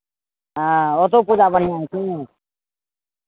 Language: Maithili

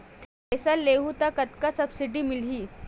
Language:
Chhattisgarhi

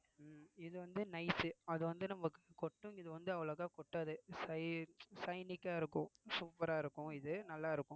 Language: Tamil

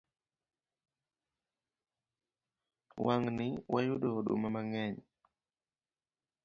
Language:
Luo (Kenya and Tanzania)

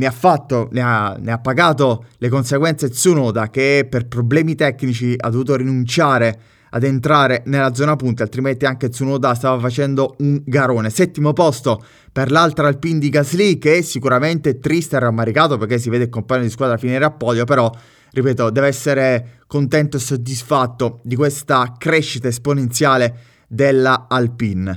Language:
Italian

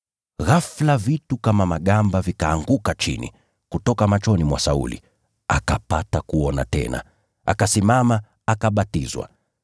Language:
Swahili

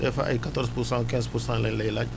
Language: Wolof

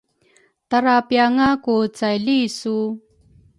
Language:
Rukai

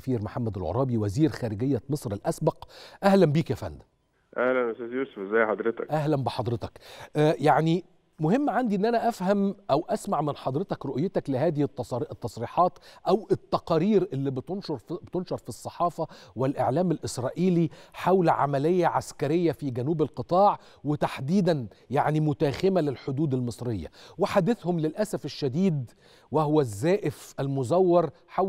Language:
Arabic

